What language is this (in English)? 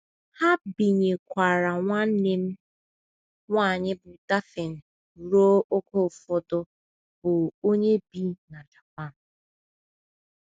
Igbo